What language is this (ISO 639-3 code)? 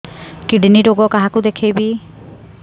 ori